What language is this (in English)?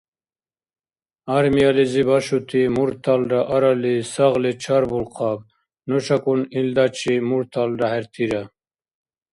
Dargwa